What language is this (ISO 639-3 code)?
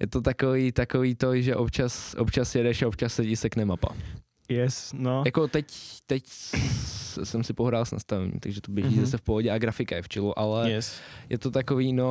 ces